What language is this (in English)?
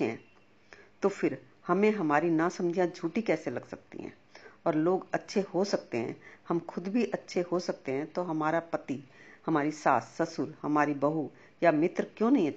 Hindi